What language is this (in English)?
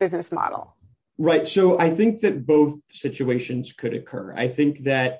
English